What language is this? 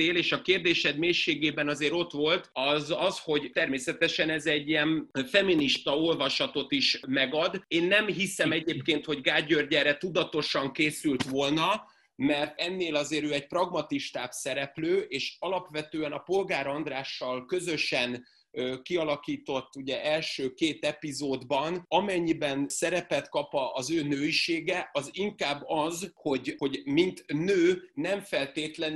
Hungarian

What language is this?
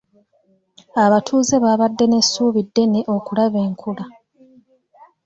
Ganda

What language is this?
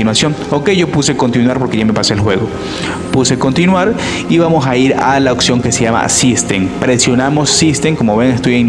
Spanish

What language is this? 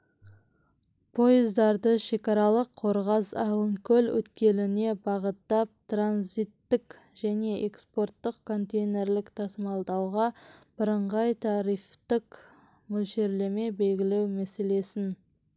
Kazakh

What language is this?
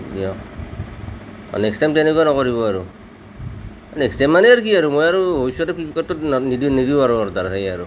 Assamese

